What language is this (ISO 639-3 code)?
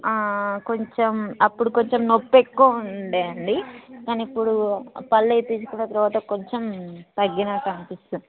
tel